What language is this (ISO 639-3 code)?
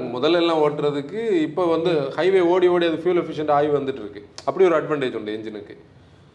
tam